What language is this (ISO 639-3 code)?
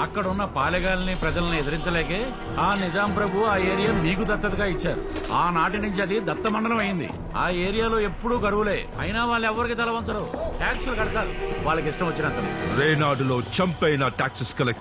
tel